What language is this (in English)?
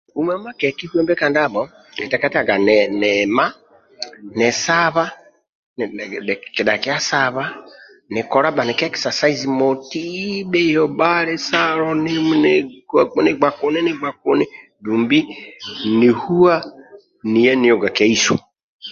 Amba (Uganda)